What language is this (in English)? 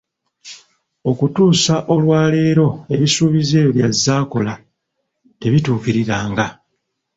Ganda